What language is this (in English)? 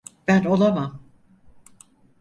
Turkish